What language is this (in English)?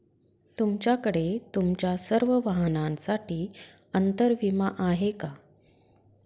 Marathi